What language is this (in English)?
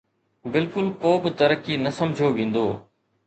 Sindhi